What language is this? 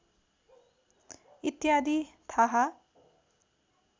Nepali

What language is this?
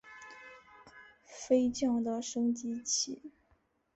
Chinese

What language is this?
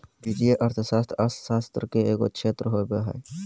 Magahi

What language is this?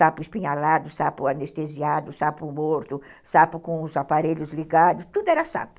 Portuguese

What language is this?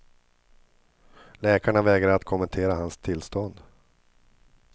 Swedish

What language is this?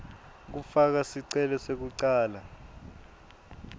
Swati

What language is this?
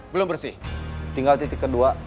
Indonesian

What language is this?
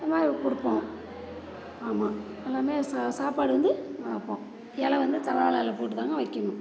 Tamil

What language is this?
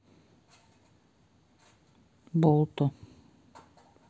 Russian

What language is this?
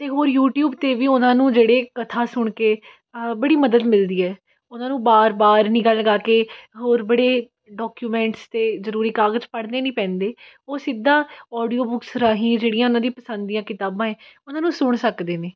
Punjabi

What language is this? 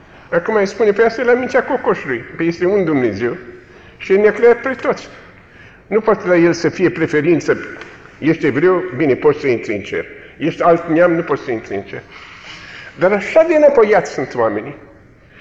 Romanian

